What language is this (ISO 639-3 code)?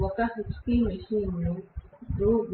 tel